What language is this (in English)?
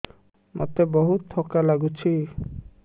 Odia